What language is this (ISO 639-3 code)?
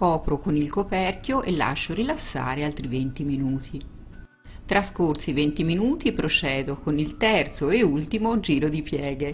ita